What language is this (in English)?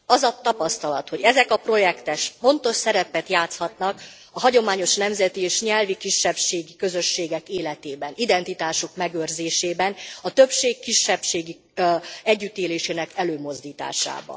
Hungarian